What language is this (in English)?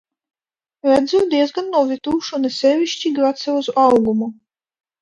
Latvian